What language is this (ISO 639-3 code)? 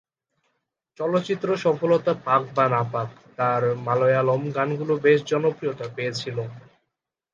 ben